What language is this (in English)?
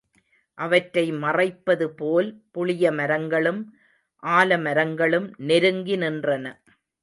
Tamil